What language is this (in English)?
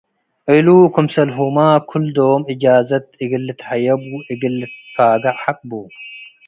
Tigre